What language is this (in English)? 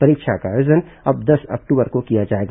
Hindi